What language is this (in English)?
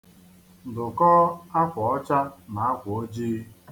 Igbo